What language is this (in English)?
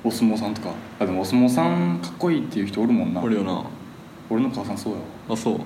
Japanese